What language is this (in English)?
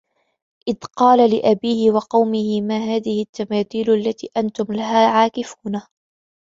Arabic